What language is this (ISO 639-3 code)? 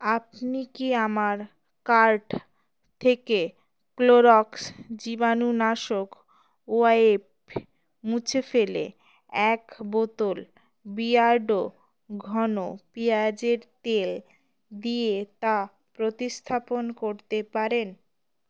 ben